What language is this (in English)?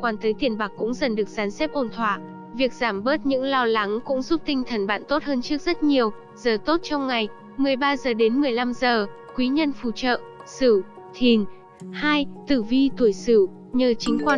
Vietnamese